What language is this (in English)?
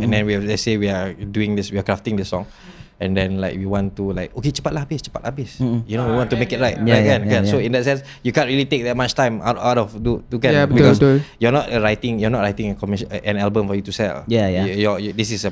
Malay